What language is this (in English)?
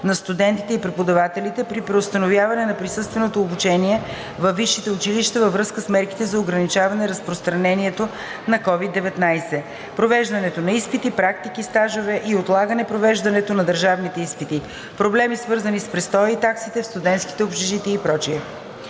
Bulgarian